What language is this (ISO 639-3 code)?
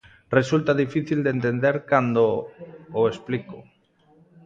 glg